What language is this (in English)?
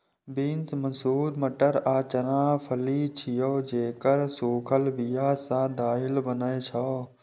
Maithili